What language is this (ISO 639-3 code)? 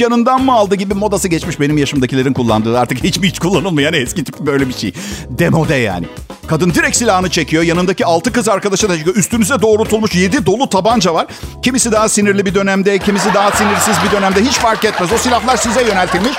tur